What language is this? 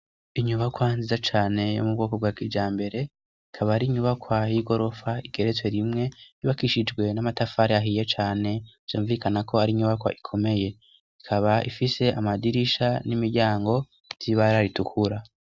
Rundi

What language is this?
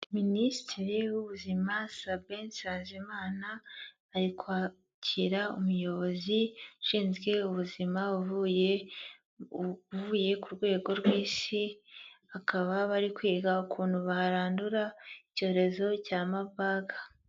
Kinyarwanda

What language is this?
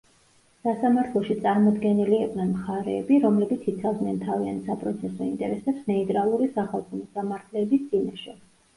Georgian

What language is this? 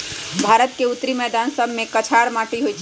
Magahi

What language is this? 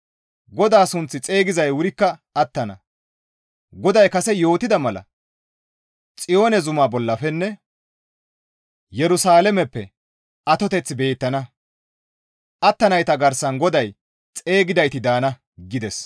Gamo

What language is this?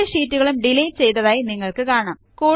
Malayalam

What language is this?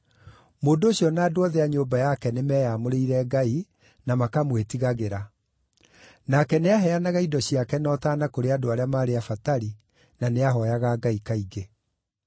Kikuyu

